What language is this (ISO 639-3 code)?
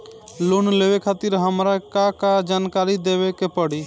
bho